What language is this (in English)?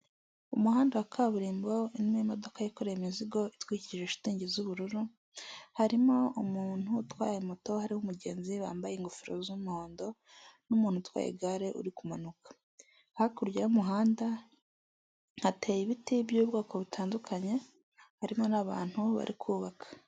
Kinyarwanda